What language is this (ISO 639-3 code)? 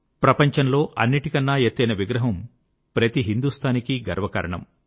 tel